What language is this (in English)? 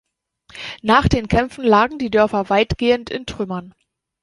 German